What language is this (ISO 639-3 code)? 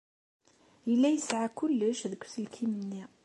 kab